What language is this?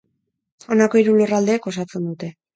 Basque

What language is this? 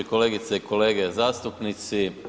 Croatian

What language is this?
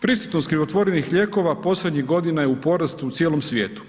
Croatian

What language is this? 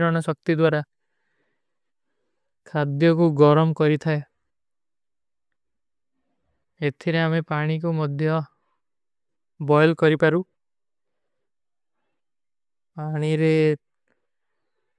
Kui (India)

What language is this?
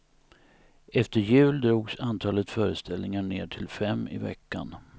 Swedish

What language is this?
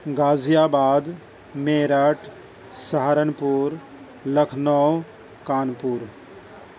Urdu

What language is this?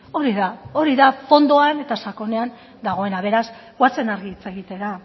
Basque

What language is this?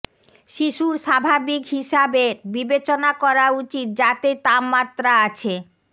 Bangla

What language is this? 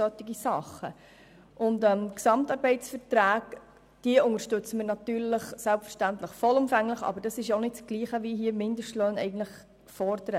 Swiss German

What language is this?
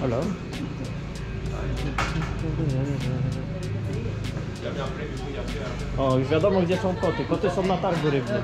Polish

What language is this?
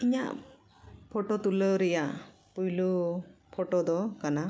Santali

